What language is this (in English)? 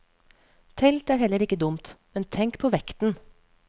Norwegian